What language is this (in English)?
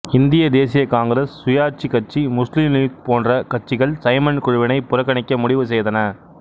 Tamil